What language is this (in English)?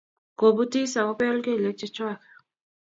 Kalenjin